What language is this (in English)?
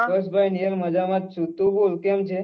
Gujarati